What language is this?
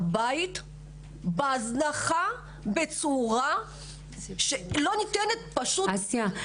Hebrew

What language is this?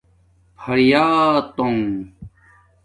Domaaki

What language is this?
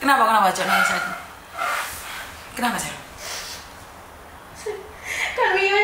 Indonesian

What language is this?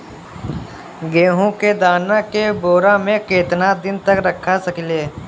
Bhojpuri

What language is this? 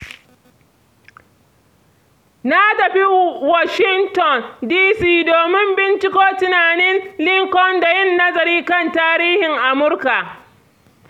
Hausa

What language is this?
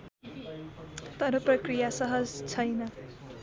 Nepali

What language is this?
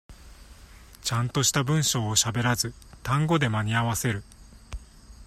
Japanese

